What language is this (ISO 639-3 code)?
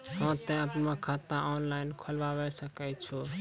mai